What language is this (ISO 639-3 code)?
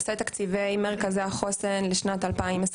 heb